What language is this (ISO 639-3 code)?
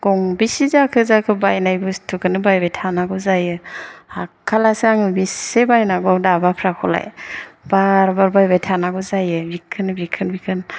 brx